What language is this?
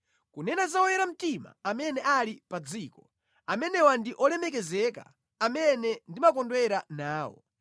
Nyanja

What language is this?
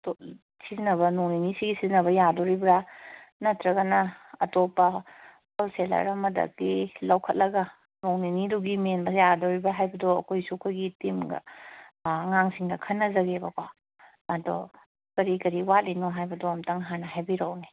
Manipuri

